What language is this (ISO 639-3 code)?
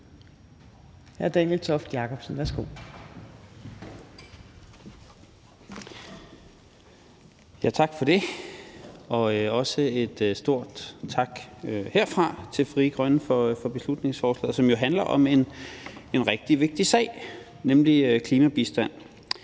dan